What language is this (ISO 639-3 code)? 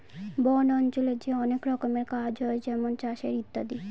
ben